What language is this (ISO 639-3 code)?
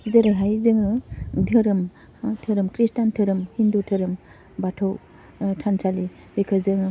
brx